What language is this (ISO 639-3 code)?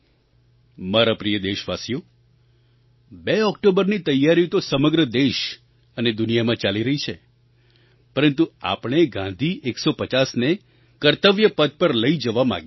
guj